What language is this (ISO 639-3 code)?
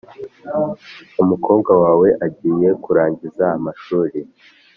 kin